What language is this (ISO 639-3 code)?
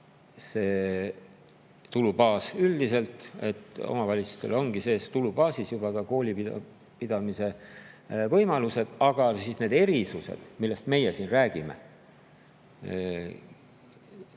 est